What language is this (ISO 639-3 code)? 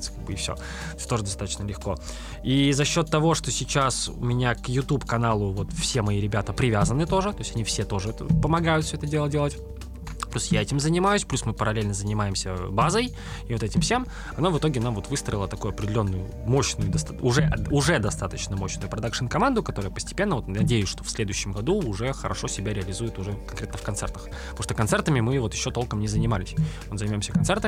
rus